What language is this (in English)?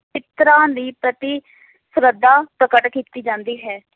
Punjabi